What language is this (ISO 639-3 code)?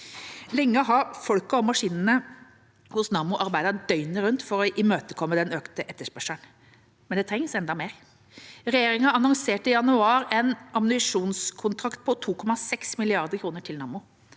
nor